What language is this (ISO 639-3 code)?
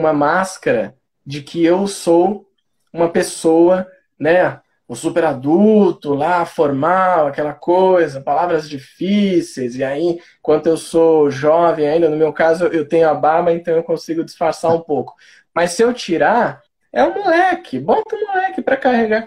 por